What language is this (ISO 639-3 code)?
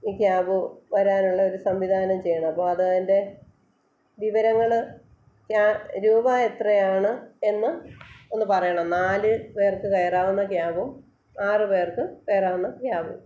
mal